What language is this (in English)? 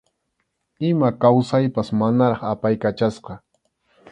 Arequipa-La Unión Quechua